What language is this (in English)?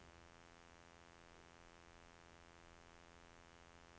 Norwegian